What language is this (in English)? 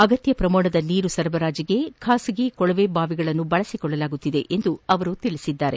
Kannada